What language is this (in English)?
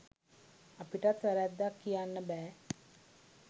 Sinhala